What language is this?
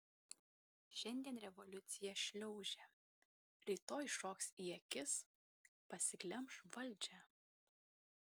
Lithuanian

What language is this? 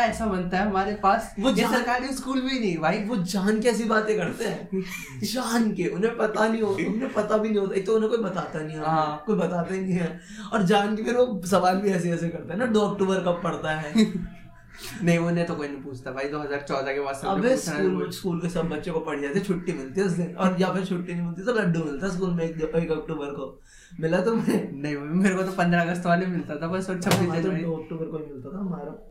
Hindi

